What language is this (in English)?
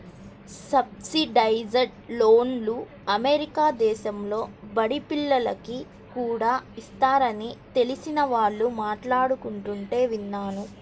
Telugu